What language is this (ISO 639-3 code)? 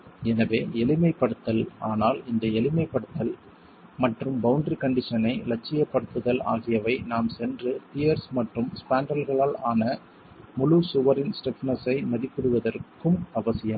tam